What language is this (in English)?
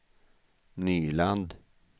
Swedish